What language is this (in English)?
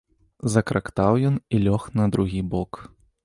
Belarusian